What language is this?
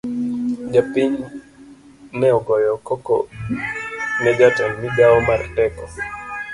Luo (Kenya and Tanzania)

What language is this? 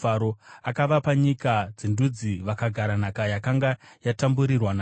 Shona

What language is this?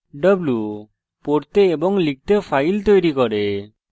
Bangla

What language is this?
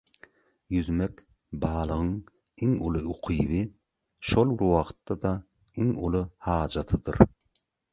Turkmen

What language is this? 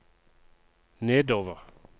Norwegian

